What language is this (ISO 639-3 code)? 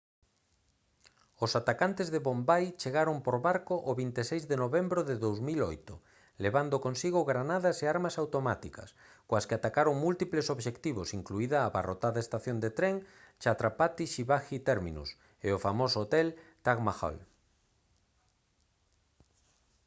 glg